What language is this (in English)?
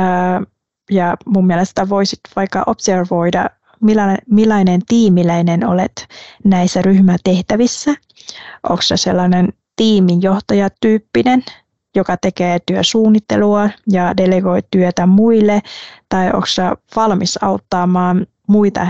Finnish